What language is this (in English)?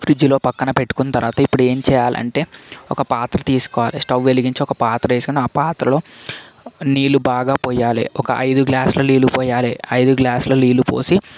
Telugu